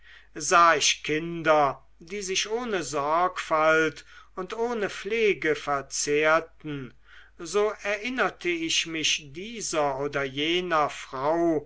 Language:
German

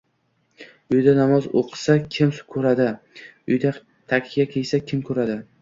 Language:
Uzbek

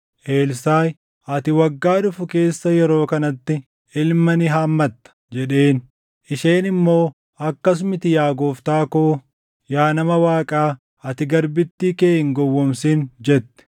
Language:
Oromo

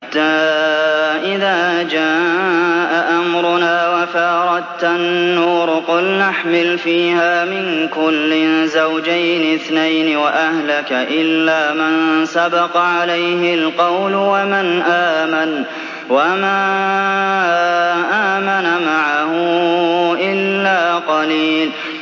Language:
Arabic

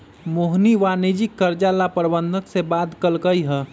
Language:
Magahi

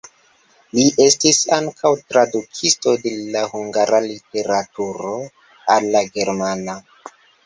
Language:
Esperanto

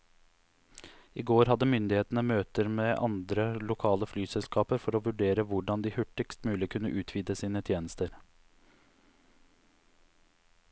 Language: Norwegian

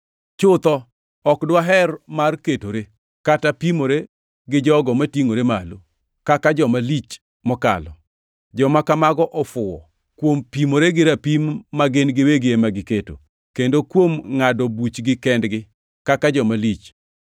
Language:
Luo (Kenya and Tanzania)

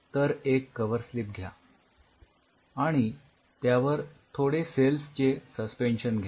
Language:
Marathi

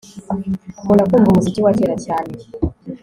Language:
Kinyarwanda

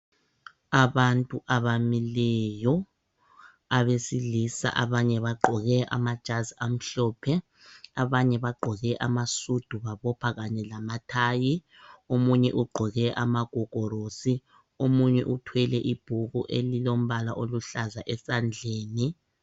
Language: North Ndebele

